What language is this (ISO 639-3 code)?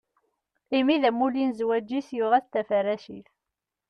kab